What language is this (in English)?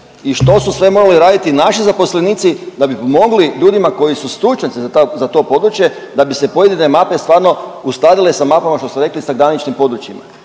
Croatian